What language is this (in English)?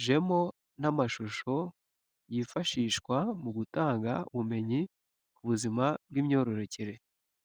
Kinyarwanda